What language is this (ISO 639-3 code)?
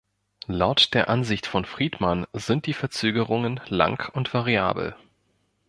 deu